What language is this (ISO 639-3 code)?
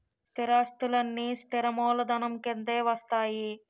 tel